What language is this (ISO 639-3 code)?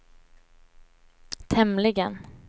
swe